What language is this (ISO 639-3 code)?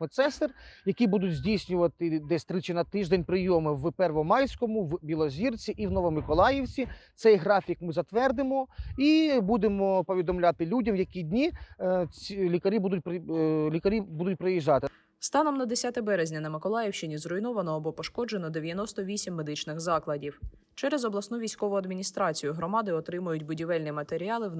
ukr